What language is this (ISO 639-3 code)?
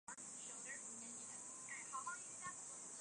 zho